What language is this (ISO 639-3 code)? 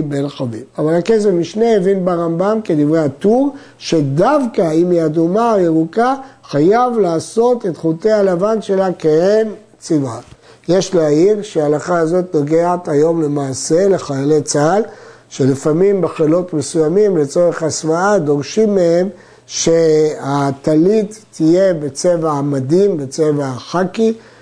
heb